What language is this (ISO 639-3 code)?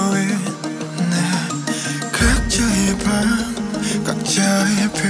kor